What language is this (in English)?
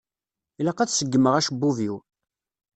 Kabyle